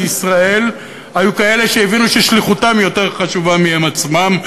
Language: Hebrew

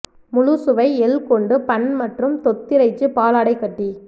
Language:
Tamil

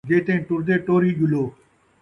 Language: Saraiki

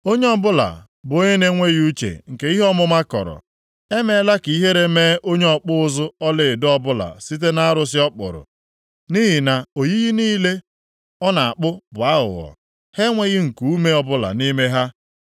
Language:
Igbo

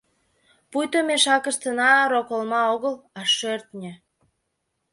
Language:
Mari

